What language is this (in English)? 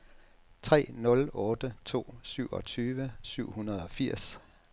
Danish